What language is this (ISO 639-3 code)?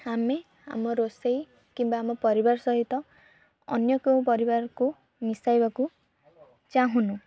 ori